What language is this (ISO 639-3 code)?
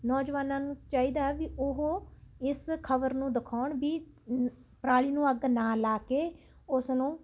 pan